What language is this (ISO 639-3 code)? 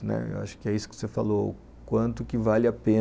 por